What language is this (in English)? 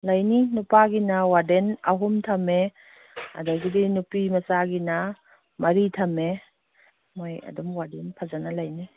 Manipuri